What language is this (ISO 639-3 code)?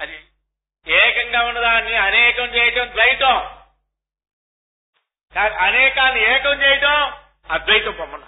tel